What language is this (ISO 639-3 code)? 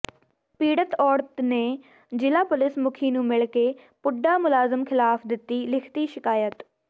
pan